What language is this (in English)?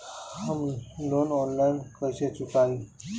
Bhojpuri